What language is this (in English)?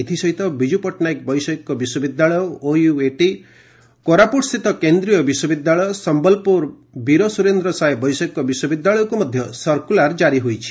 Odia